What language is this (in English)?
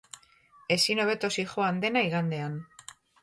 Basque